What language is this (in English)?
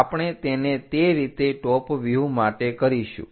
Gujarati